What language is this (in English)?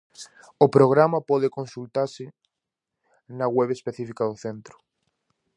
Galician